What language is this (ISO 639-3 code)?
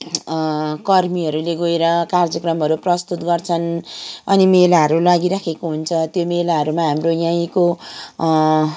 nep